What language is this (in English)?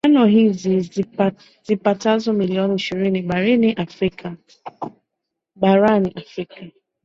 Swahili